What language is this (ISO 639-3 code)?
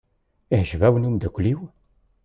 kab